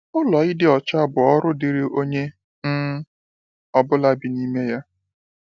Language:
Igbo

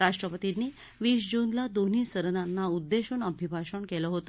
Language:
Marathi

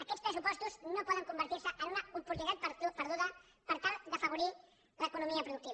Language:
Catalan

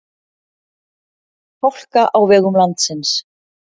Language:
Icelandic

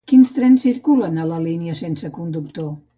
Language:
Catalan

